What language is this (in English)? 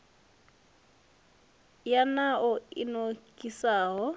Venda